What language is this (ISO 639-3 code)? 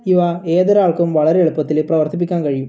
mal